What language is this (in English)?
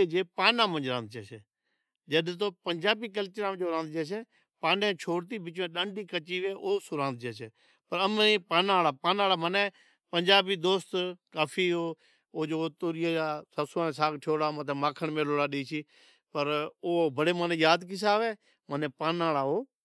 Od